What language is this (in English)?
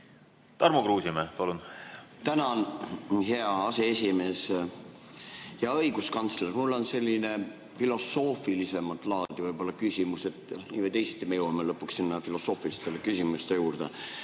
Estonian